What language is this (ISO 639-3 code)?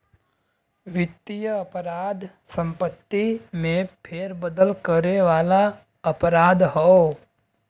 bho